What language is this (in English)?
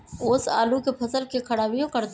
Magahi